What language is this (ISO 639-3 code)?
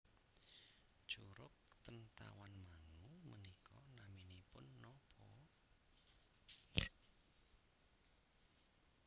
jav